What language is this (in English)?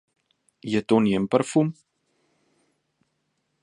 Slovenian